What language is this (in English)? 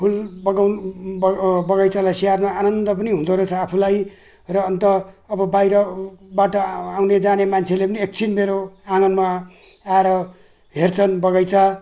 Nepali